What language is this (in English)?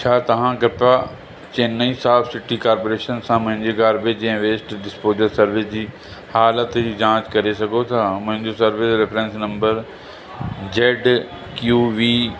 Sindhi